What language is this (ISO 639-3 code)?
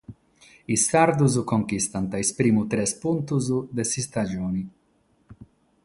srd